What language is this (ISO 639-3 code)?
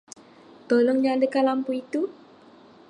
msa